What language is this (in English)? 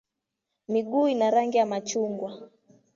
Swahili